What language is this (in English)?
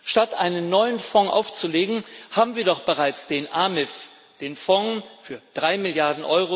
German